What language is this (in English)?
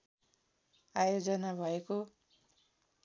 Nepali